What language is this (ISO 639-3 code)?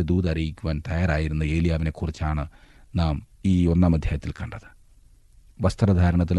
mal